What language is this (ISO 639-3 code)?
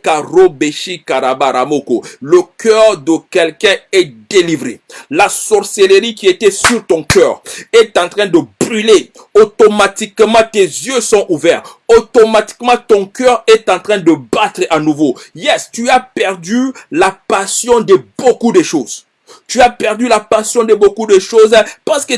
fra